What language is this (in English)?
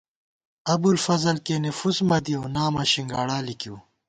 Gawar-Bati